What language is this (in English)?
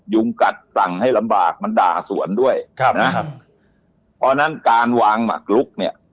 Thai